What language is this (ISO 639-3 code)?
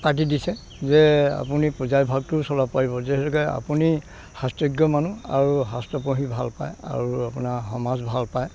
asm